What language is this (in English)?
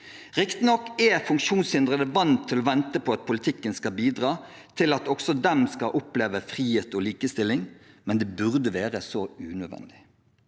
Norwegian